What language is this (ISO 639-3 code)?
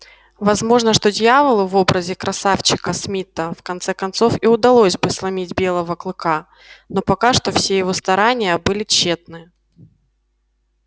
rus